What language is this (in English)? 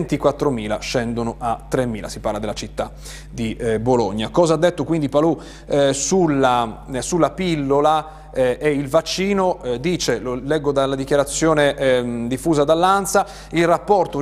Italian